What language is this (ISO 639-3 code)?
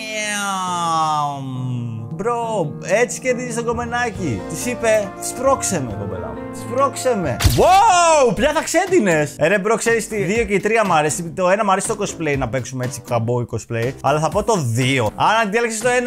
ell